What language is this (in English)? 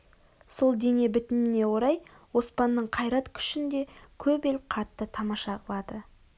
Kazakh